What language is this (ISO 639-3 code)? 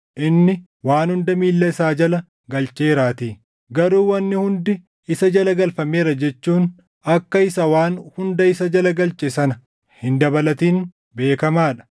orm